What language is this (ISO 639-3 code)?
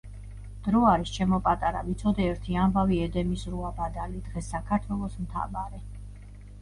kat